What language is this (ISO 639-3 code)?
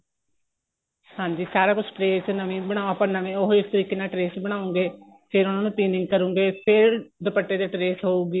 pan